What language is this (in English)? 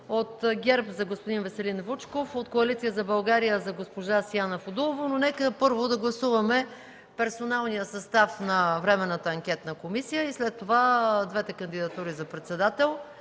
Bulgarian